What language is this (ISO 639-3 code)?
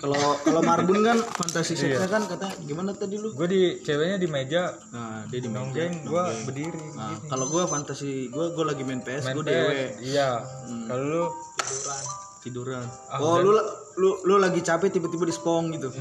ind